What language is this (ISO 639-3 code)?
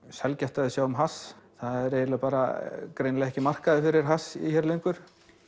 isl